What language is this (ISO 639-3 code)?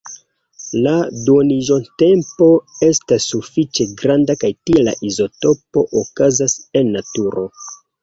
epo